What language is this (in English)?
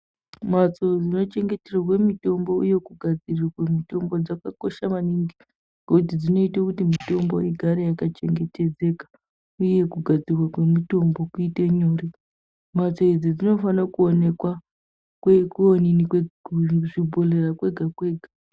Ndau